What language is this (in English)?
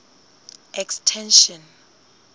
Southern Sotho